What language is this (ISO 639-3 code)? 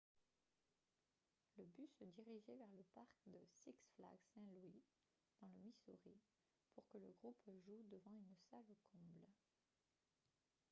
fra